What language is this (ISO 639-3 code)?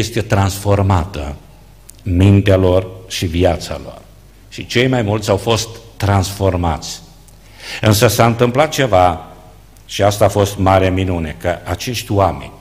ron